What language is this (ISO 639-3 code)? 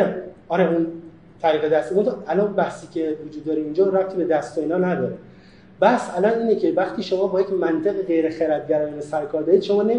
fas